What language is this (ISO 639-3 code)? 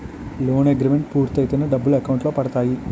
tel